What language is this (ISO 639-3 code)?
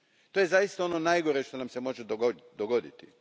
hrv